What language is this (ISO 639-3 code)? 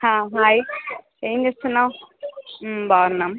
tel